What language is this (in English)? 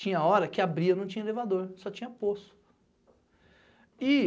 Portuguese